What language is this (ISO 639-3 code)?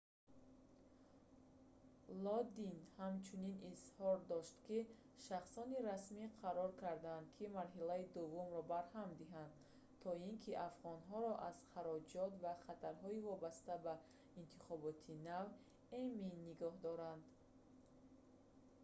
tgk